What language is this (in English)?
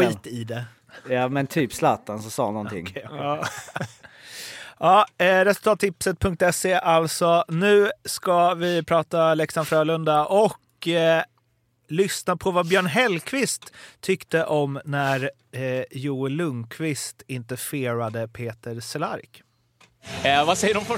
Swedish